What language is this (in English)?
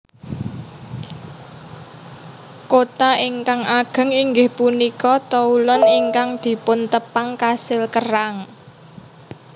Javanese